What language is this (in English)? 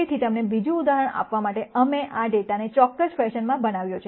Gujarati